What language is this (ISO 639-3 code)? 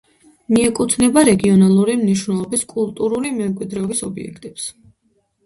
kat